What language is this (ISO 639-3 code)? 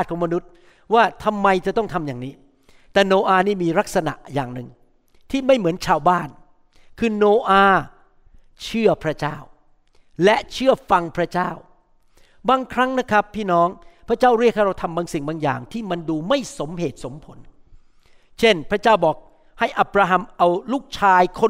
tha